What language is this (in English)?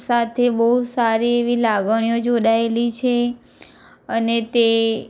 Gujarati